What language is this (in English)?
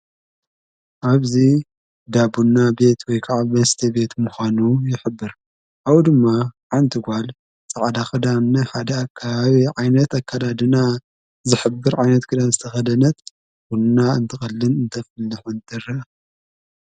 Tigrinya